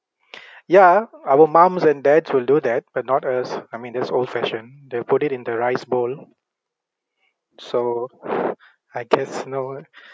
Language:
English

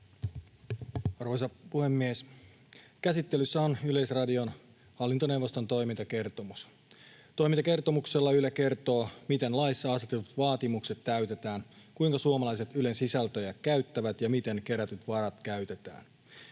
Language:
Finnish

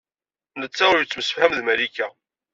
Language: Kabyle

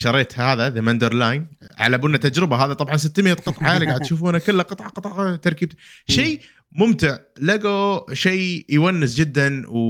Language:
Arabic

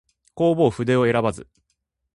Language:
Japanese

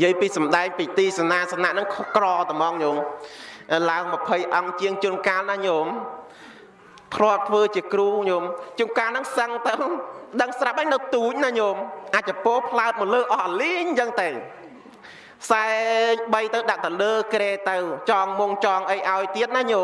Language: Vietnamese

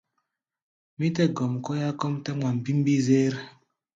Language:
Gbaya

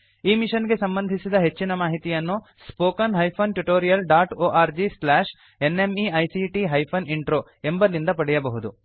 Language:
Kannada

